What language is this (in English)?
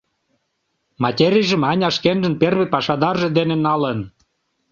Mari